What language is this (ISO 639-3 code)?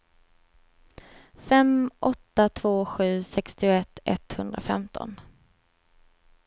swe